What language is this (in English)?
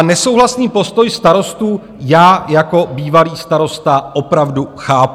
Czech